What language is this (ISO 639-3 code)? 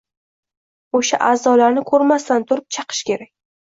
uzb